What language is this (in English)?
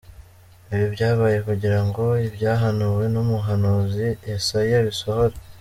Kinyarwanda